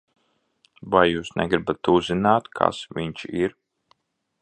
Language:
Latvian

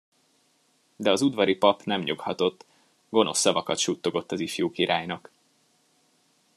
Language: Hungarian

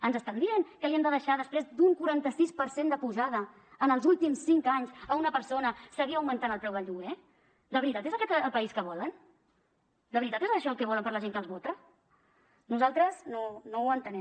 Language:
Catalan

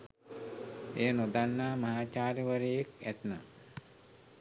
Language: Sinhala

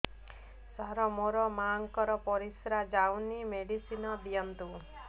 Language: Odia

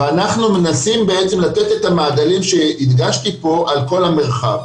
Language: Hebrew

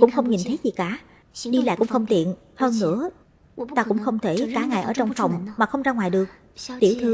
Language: Vietnamese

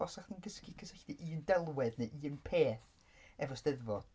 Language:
Welsh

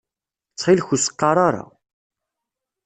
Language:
Kabyle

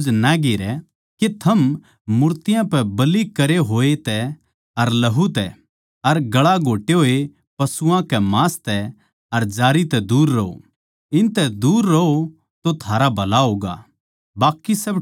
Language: Haryanvi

